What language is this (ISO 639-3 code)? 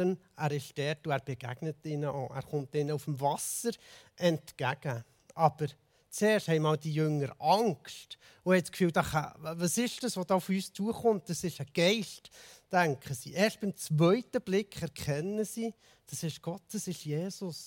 deu